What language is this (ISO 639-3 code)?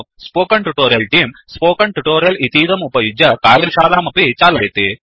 san